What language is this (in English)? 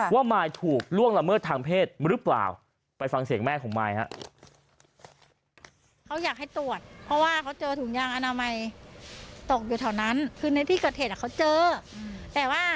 Thai